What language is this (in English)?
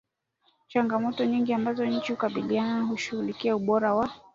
Swahili